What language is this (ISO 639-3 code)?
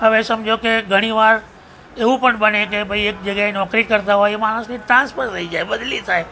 guj